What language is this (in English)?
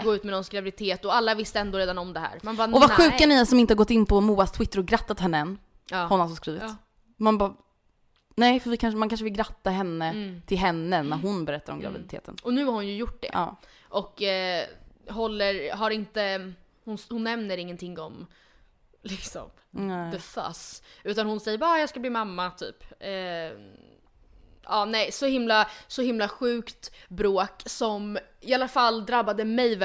Swedish